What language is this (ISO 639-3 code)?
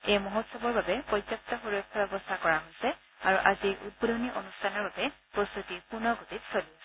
asm